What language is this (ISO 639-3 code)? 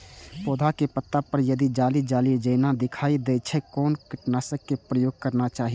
mai